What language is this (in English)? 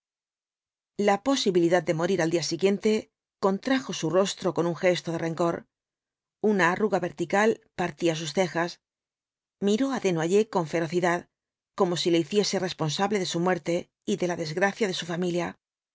Spanish